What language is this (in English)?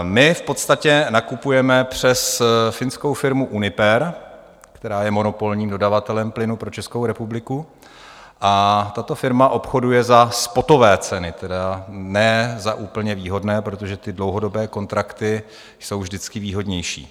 Czech